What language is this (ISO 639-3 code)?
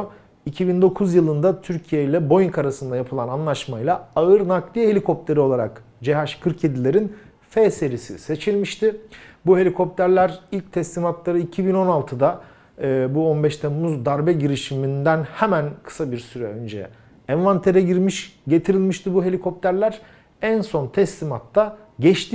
tur